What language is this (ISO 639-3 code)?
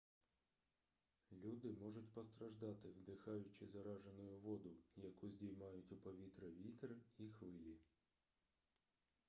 ukr